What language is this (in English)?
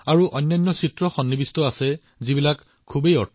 Assamese